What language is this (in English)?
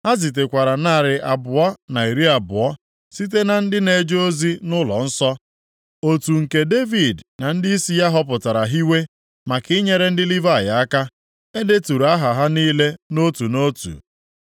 Igbo